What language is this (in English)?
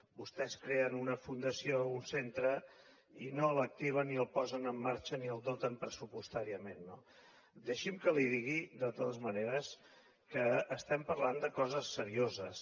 Catalan